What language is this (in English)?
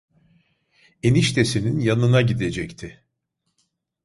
Turkish